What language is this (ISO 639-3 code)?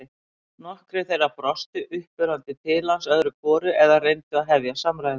isl